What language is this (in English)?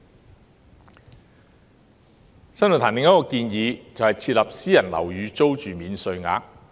Cantonese